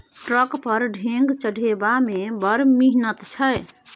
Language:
Maithili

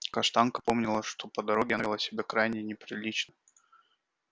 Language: Russian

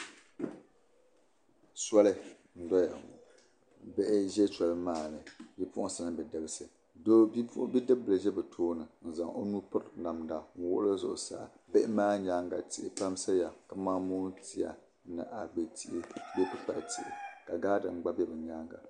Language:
Dagbani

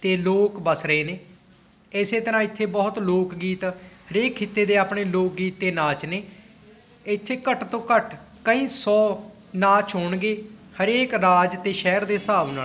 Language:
Punjabi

